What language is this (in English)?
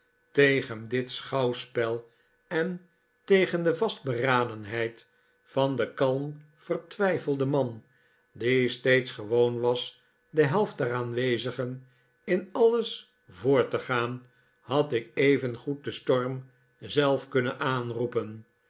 Dutch